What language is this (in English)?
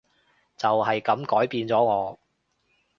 Cantonese